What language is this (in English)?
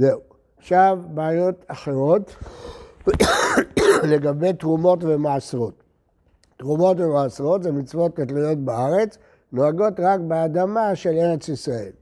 Hebrew